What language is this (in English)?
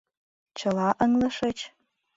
Mari